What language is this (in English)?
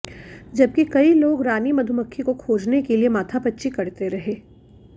Hindi